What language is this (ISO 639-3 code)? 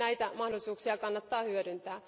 fin